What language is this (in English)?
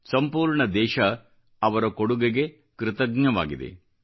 Kannada